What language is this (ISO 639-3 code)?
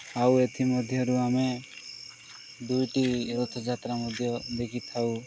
ori